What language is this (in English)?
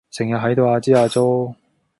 Cantonese